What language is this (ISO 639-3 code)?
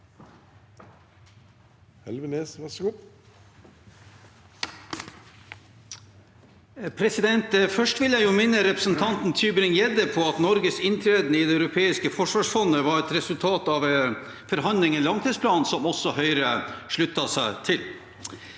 nor